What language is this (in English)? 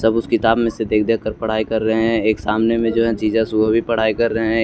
Hindi